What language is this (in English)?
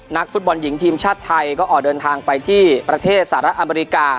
Thai